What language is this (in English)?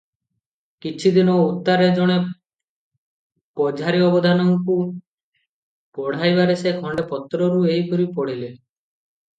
Odia